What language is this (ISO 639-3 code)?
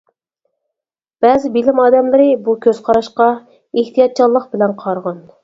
uig